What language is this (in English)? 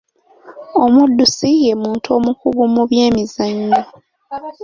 Ganda